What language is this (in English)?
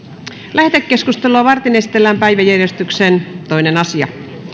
Finnish